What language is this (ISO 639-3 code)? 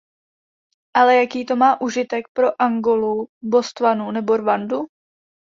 ces